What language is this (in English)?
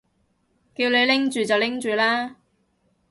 Cantonese